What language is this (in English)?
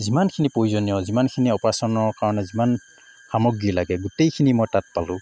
Assamese